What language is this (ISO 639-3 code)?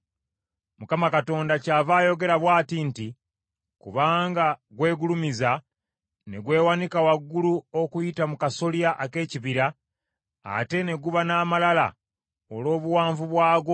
lug